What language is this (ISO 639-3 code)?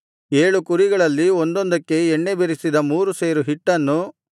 kan